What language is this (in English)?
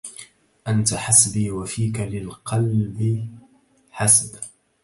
Arabic